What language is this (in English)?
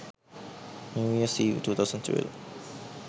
Sinhala